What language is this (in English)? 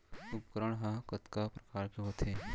Chhattisgarhi